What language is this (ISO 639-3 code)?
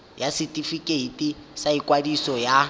tsn